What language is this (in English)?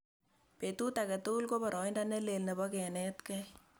Kalenjin